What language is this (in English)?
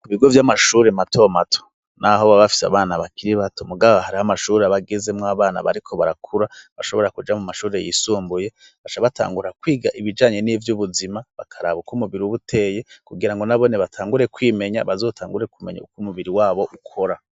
Rundi